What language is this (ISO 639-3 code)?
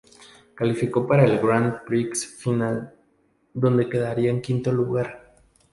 spa